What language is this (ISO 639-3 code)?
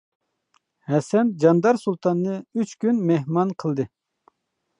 uig